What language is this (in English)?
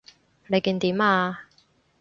Cantonese